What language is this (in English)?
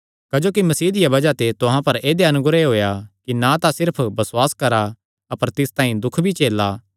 Kangri